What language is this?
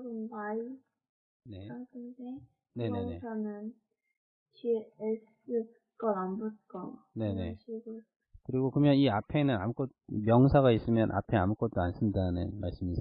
Korean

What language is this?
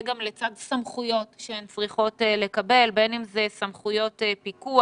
Hebrew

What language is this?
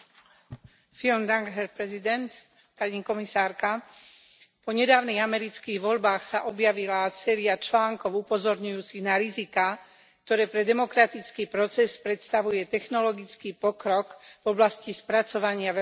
Slovak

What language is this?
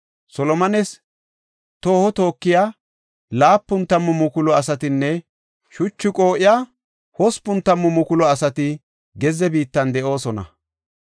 Gofa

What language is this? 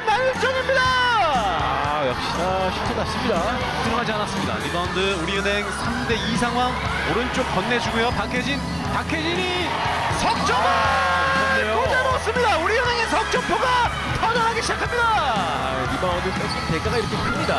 Korean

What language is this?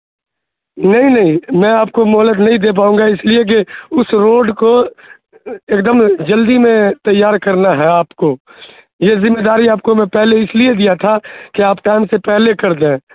Urdu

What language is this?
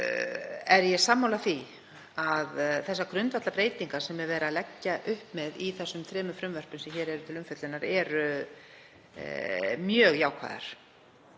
Icelandic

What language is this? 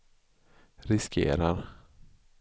Swedish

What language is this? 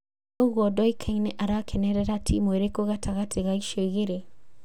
Kikuyu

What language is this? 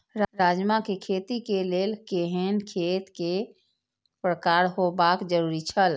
Maithili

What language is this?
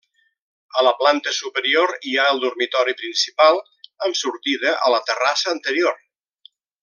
Catalan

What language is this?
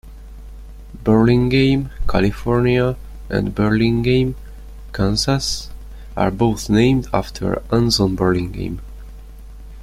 English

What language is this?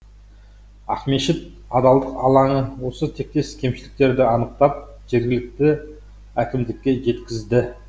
Kazakh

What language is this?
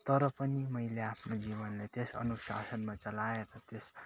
Nepali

